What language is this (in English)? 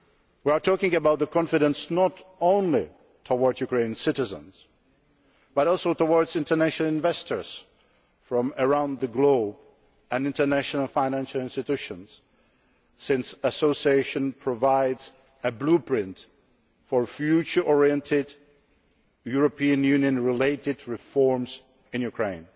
English